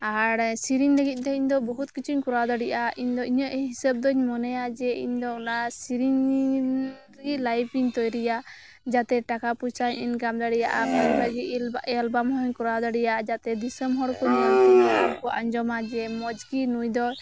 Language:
Santali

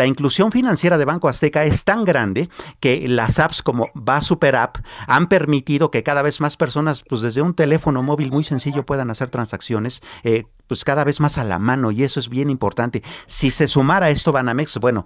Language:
Spanish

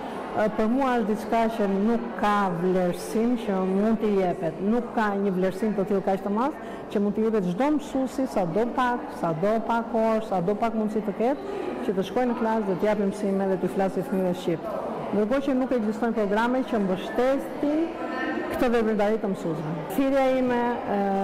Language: Romanian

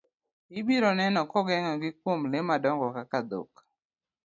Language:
Luo (Kenya and Tanzania)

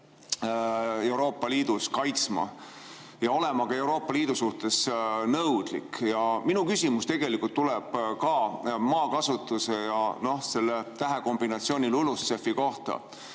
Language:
Estonian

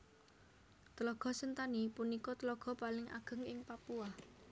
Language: Javanese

